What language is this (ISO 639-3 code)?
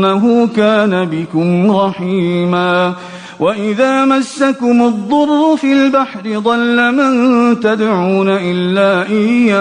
ara